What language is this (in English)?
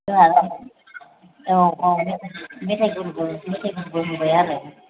Bodo